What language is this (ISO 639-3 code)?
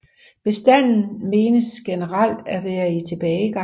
dan